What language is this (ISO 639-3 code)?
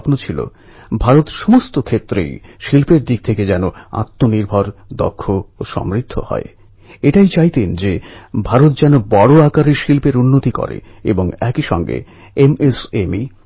ben